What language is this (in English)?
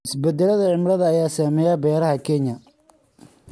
Somali